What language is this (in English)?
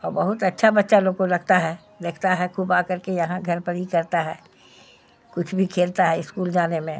Urdu